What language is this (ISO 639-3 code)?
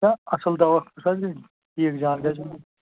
kas